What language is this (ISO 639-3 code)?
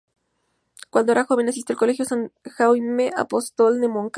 spa